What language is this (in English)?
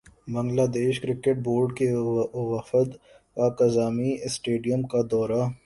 Urdu